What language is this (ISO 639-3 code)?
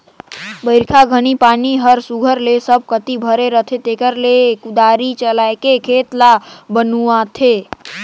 hne